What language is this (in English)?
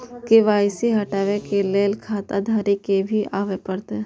Maithili